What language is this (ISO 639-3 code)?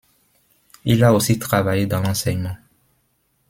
fra